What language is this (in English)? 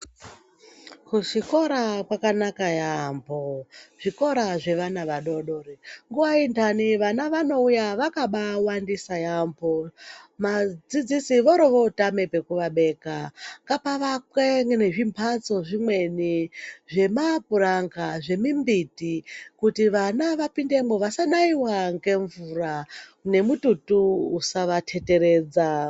Ndau